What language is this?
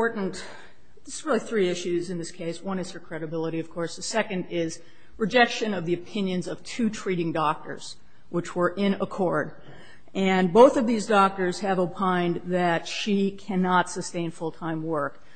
English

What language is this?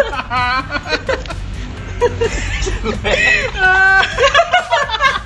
Indonesian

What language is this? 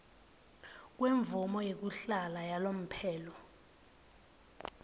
Swati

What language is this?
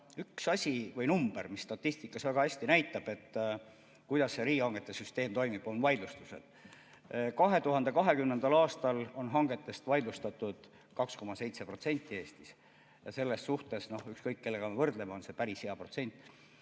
Estonian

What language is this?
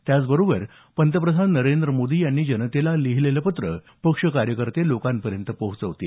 Marathi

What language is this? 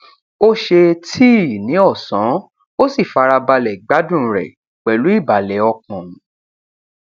Yoruba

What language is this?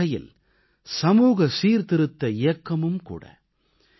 Tamil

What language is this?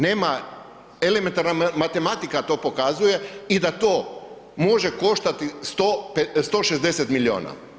Croatian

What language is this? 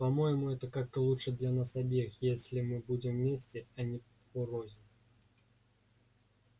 Russian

